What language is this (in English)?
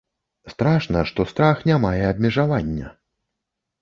Belarusian